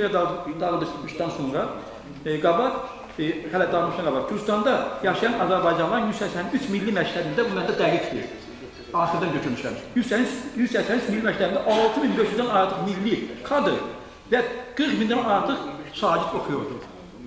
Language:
Turkish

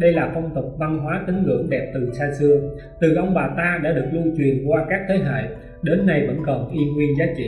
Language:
Vietnamese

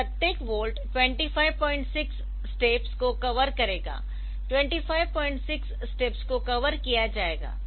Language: Hindi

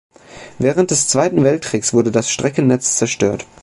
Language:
German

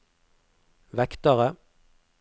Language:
Norwegian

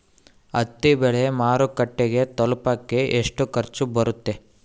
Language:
Kannada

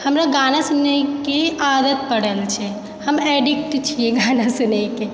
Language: Maithili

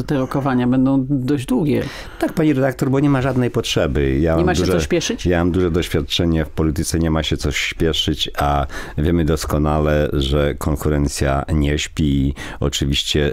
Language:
Polish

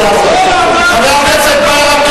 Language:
Hebrew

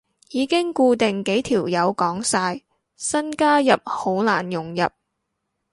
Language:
Cantonese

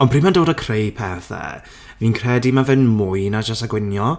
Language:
Welsh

